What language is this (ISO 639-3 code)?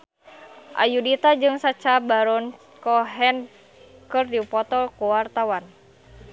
sun